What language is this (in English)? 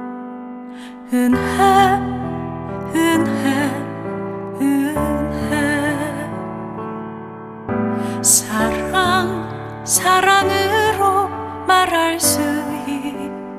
Greek